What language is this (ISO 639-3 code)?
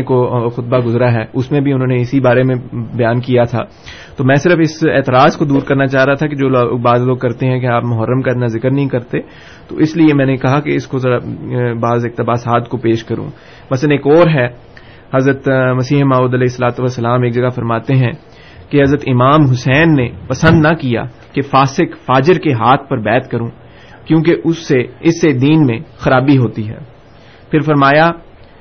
urd